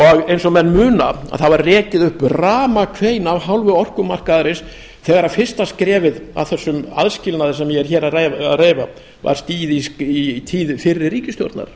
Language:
Icelandic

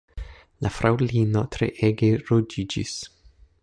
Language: Esperanto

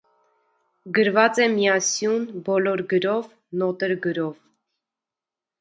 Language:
Armenian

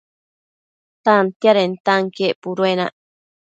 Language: Matsés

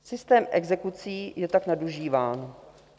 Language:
Czech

